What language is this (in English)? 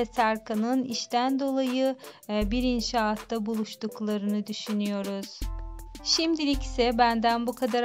Turkish